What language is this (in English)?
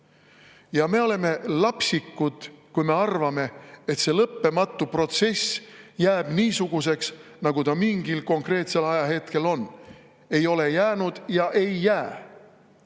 Estonian